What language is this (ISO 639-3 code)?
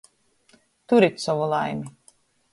ltg